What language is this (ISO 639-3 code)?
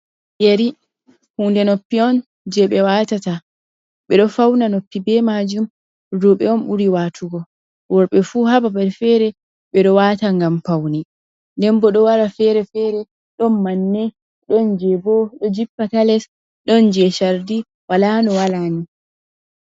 ful